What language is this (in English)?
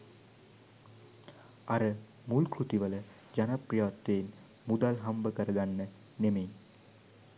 Sinhala